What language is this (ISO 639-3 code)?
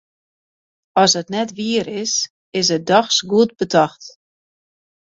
fry